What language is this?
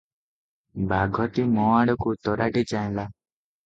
Odia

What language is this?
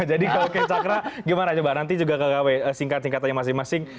Indonesian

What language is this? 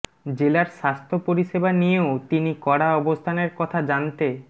Bangla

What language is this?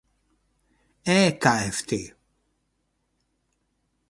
Hungarian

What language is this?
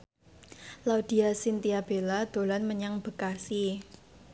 Javanese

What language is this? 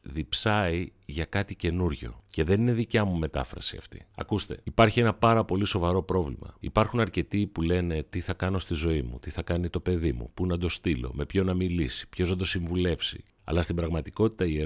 Greek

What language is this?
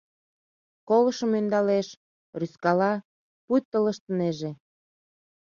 Mari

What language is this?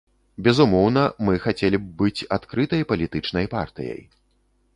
Belarusian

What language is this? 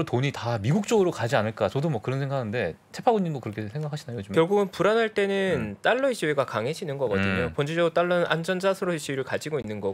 Korean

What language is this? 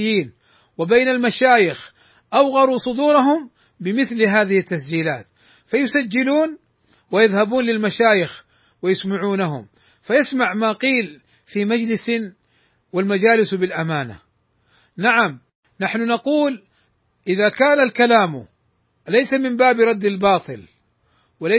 Arabic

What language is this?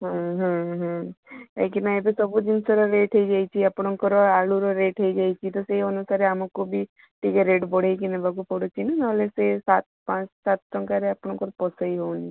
Odia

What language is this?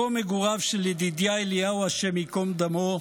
Hebrew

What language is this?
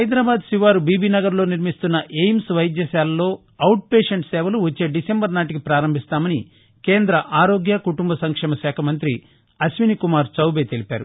Telugu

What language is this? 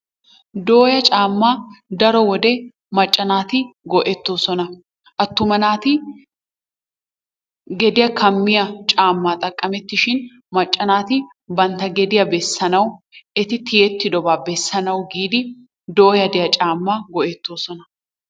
Wolaytta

